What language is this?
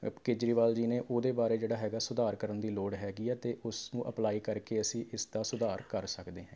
Punjabi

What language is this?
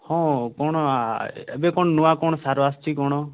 Odia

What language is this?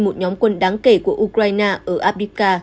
Vietnamese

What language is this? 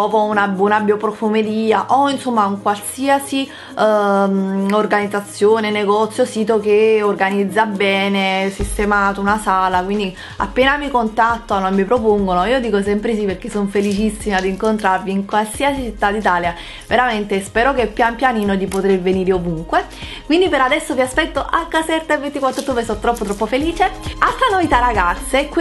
Italian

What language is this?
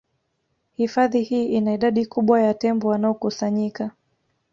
Swahili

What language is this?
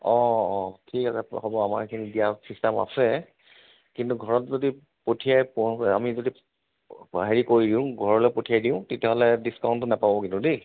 Assamese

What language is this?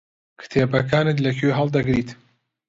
Central Kurdish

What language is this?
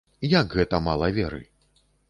Belarusian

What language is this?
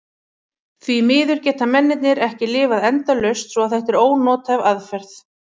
Icelandic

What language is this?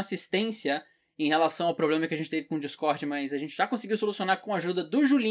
Portuguese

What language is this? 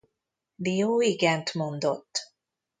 Hungarian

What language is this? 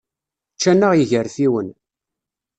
Kabyle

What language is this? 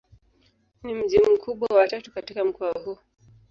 Swahili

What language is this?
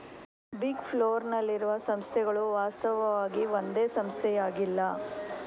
Kannada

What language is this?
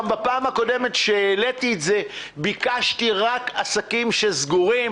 Hebrew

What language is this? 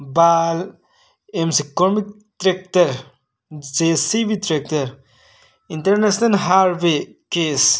Manipuri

